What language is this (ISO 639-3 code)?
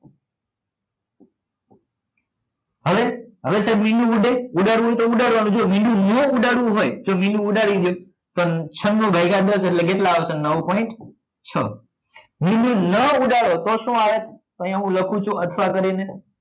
guj